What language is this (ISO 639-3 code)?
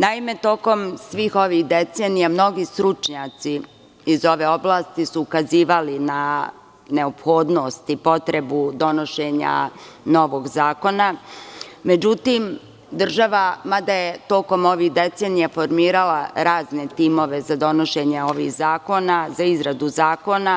srp